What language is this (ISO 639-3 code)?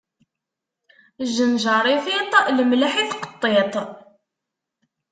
kab